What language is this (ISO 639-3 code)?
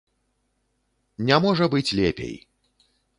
bel